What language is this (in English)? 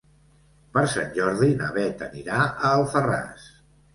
Catalan